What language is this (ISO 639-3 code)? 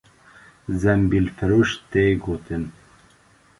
kur